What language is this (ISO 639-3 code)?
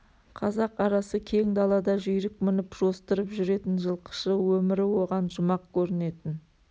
kaz